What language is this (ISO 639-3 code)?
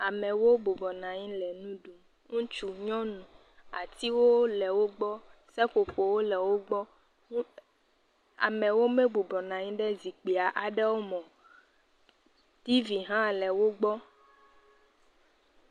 ewe